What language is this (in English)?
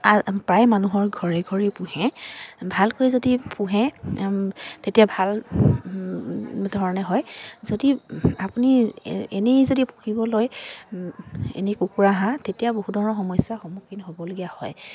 Assamese